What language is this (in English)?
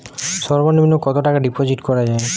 Bangla